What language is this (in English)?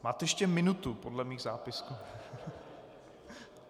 Czech